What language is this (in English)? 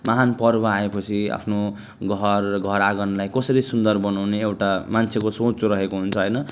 Nepali